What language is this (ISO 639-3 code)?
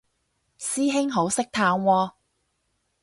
yue